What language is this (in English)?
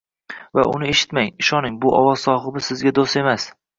Uzbek